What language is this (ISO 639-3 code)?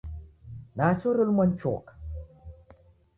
dav